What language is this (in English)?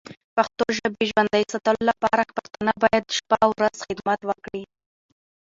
Pashto